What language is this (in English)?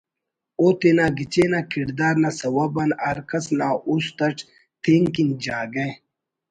Brahui